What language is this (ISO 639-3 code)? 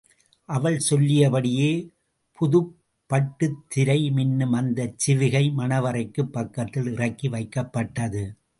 tam